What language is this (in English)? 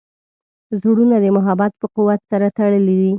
Pashto